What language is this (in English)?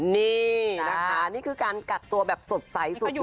Thai